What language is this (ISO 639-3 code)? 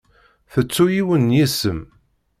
kab